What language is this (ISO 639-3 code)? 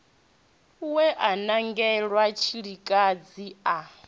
ven